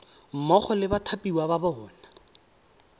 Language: Tswana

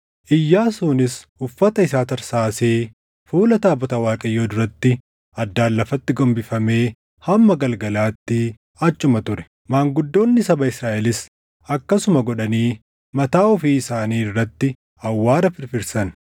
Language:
Oromo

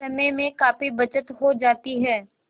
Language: Hindi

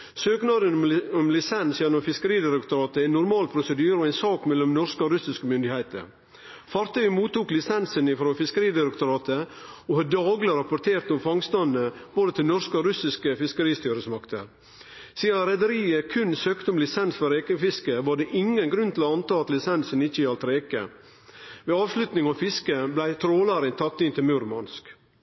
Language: Norwegian Nynorsk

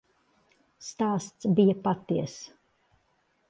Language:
Latvian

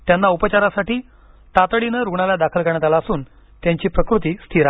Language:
Marathi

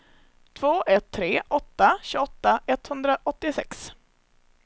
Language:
Swedish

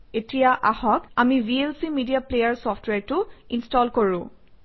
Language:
Assamese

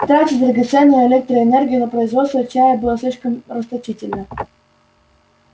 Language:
Russian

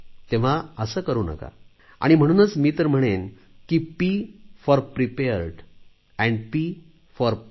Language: Marathi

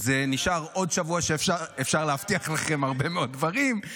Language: Hebrew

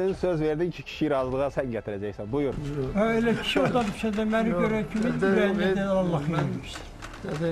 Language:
Turkish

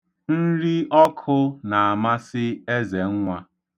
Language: Igbo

